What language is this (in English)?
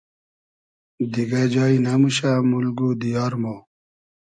Hazaragi